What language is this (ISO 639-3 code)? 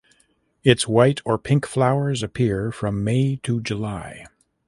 eng